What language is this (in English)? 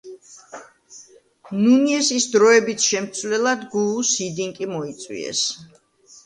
Georgian